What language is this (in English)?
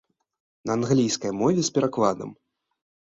Belarusian